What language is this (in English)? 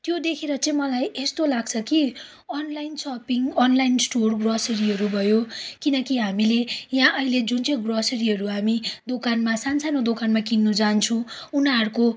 Nepali